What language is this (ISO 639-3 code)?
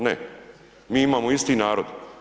hrv